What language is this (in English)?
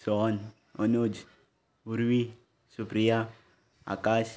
Konkani